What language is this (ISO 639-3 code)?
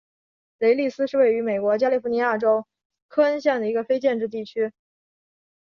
zho